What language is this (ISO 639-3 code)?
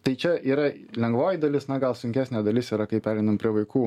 lit